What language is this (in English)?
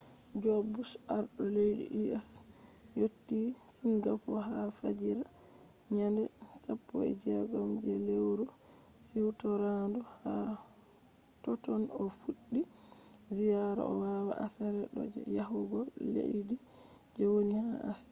Fula